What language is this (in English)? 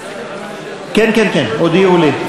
Hebrew